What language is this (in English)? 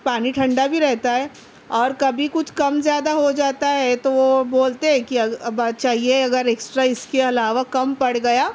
Urdu